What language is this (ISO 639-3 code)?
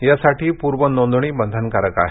mar